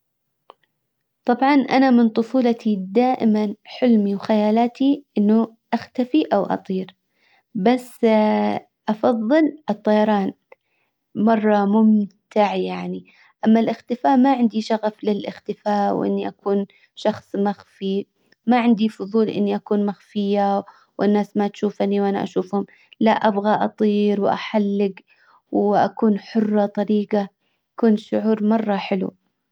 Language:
Hijazi Arabic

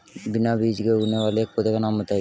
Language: Hindi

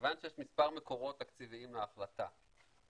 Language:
Hebrew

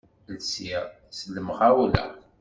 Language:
Kabyle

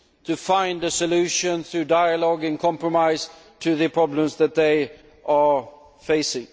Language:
English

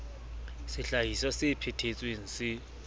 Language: Southern Sotho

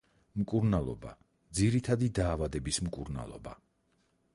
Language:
Georgian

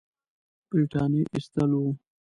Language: Pashto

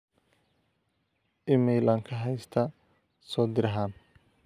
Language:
Somali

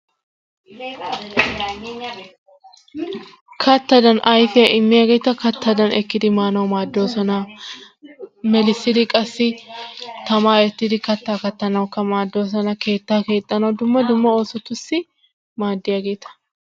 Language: Wolaytta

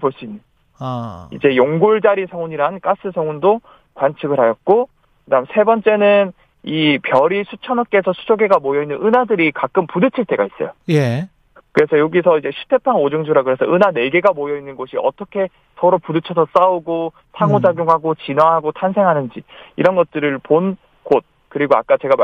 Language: Korean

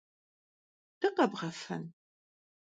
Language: Kabardian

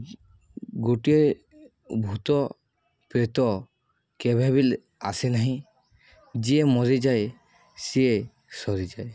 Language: Odia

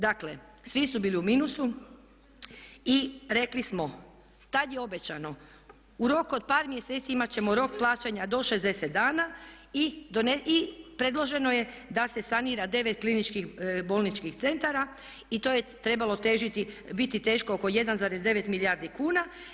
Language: Croatian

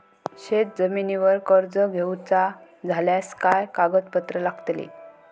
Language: Marathi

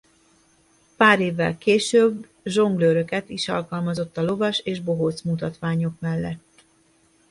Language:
Hungarian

